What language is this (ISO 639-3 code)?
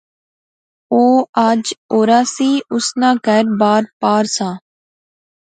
phr